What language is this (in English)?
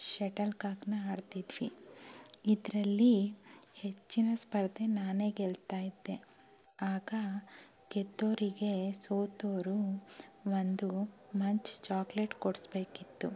Kannada